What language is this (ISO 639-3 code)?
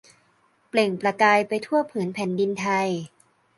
tha